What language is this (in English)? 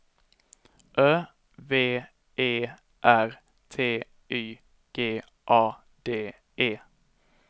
Swedish